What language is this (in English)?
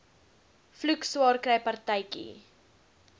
Afrikaans